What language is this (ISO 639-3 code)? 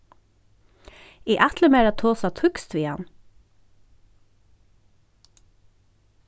fao